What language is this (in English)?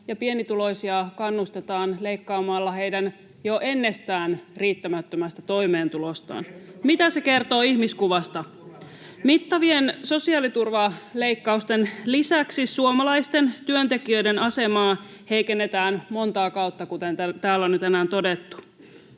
Finnish